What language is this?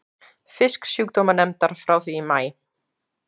Icelandic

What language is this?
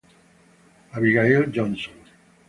Italian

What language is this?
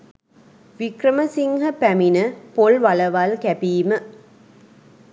Sinhala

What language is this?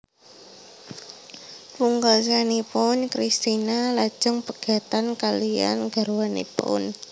Javanese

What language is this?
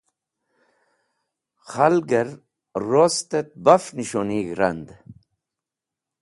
Wakhi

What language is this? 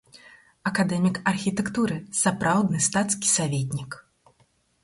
Belarusian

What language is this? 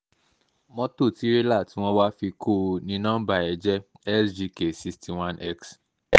Yoruba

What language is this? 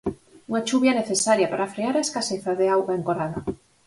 Galician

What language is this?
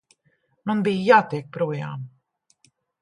Latvian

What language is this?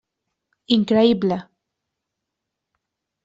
Catalan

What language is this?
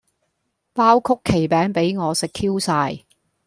Cantonese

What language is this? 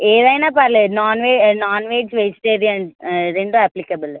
Telugu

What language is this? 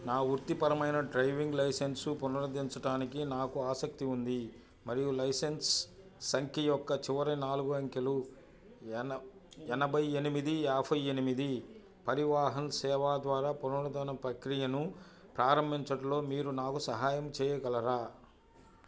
Telugu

